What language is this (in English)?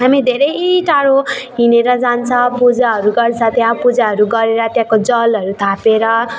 Nepali